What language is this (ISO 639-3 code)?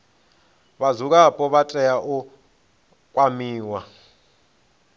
ven